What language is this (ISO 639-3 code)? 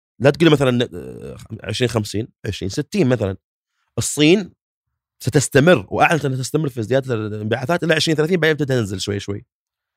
ara